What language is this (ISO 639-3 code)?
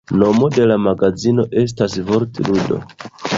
epo